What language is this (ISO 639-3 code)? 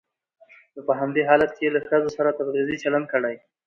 pus